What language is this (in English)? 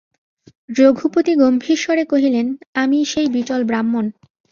Bangla